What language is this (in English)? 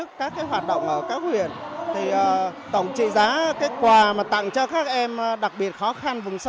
Vietnamese